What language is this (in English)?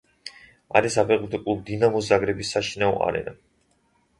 Georgian